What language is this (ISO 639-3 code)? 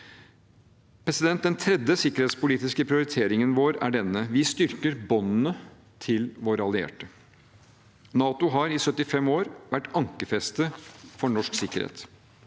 nor